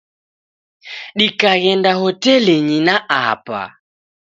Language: Taita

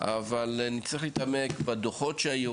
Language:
Hebrew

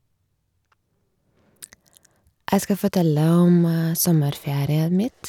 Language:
Norwegian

